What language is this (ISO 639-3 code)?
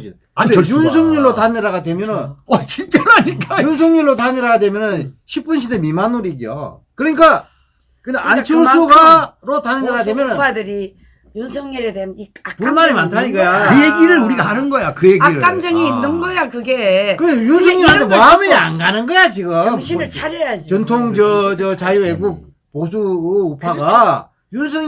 kor